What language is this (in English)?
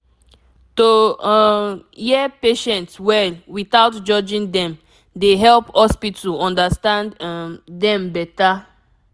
Nigerian Pidgin